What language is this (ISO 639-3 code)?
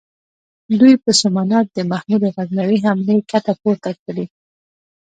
pus